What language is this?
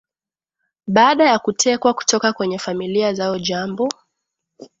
Swahili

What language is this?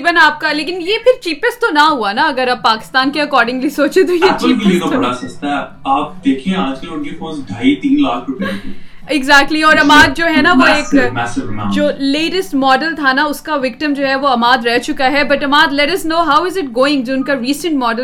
Urdu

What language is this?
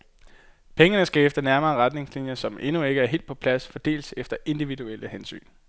Danish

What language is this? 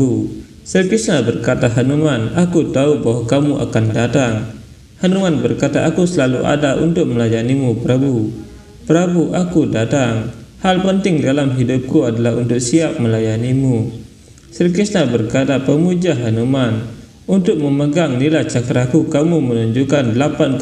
Indonesian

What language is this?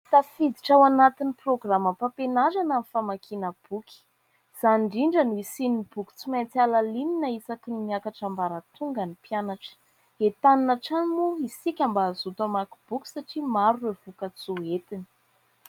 Malagasy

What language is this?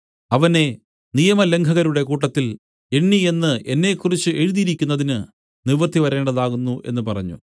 Malayalam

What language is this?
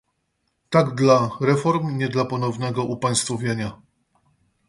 Polish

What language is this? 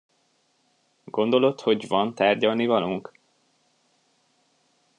Hungarian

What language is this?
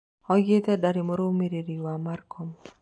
Kikuyu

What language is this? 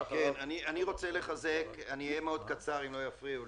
Hebrew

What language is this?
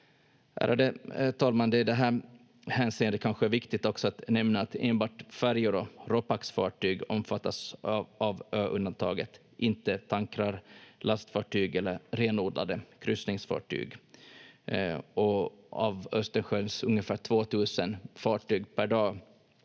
Finnish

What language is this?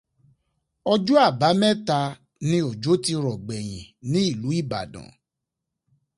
Yoruba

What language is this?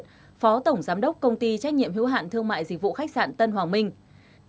Vietnamese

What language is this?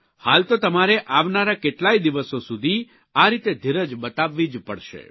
Gujarati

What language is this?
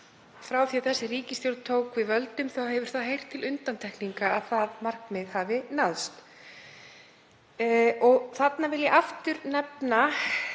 Icelandic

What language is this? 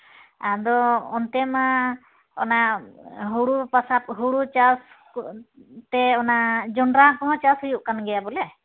Santali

